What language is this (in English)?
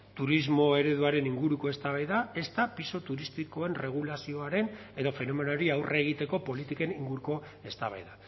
Basque